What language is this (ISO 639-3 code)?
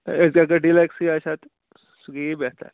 kas